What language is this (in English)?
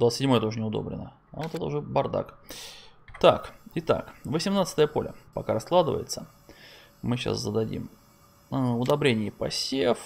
Russian